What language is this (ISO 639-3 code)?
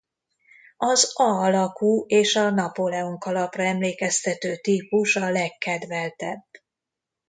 hun